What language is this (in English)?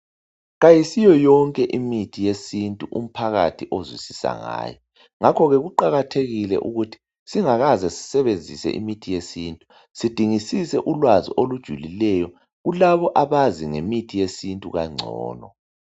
North Ndebele